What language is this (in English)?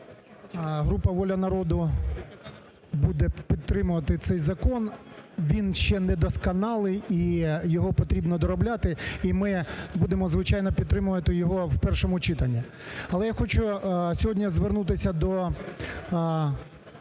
Ukrainian